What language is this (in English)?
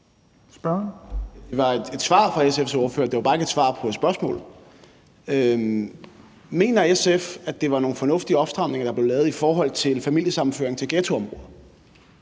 Danish